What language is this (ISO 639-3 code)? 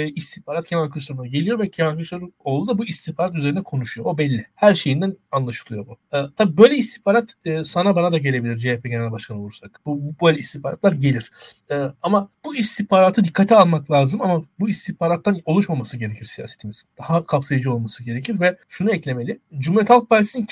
tur